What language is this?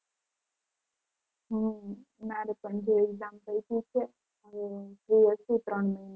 Gujarati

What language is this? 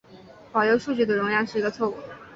Chinese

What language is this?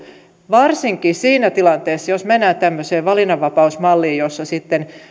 Finnish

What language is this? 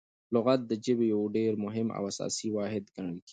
Pashto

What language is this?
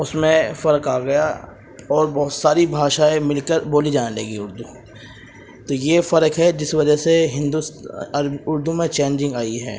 Urdu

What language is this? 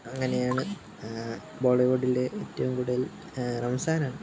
Malayalam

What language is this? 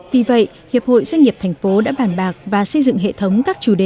Vietnamese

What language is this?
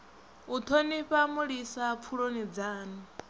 Venda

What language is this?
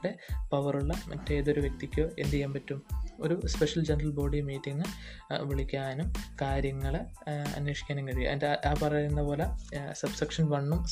Malayalam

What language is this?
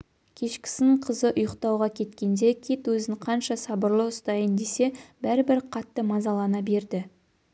Kazakh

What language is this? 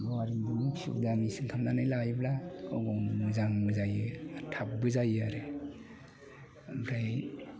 Bodo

